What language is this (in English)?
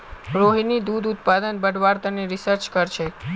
Magahi